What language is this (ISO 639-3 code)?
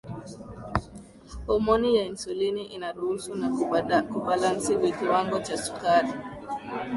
swa